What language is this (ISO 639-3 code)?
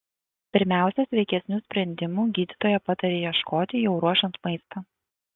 lit